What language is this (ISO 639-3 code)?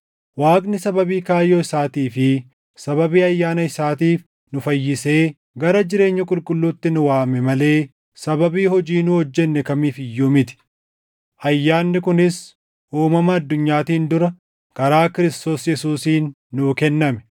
orm